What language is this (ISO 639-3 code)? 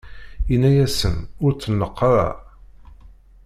kab